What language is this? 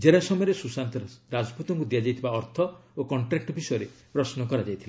Odia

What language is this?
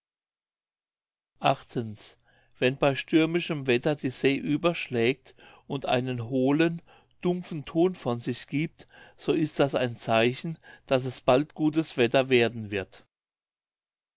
German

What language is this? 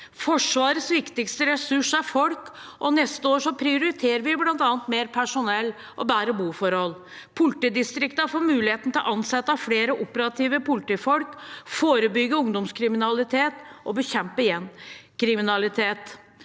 Norwegian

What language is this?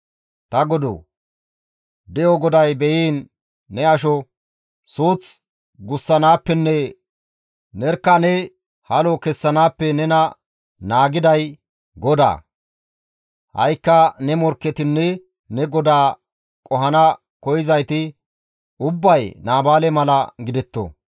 Gamo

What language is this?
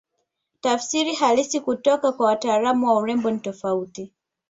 Swahili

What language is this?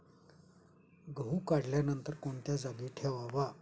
Marathi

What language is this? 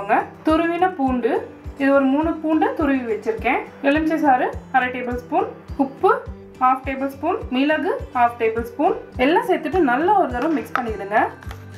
Tamil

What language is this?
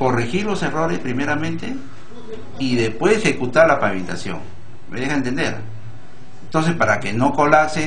Spanish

